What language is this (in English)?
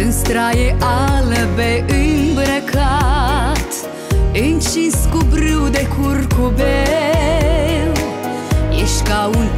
Romanian